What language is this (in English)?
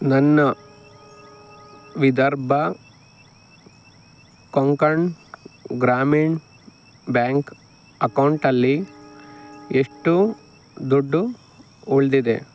Kannada